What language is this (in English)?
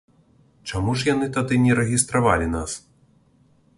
Belarusian